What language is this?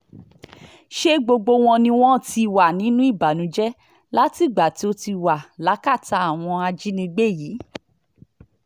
Yoruba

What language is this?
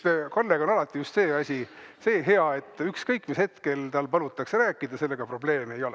Estonian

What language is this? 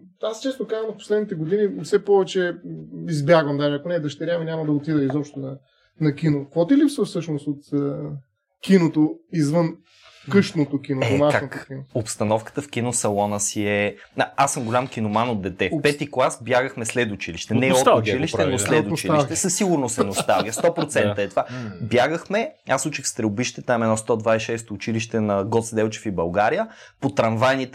Bulgarian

